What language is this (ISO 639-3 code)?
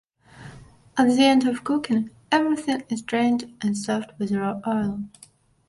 eng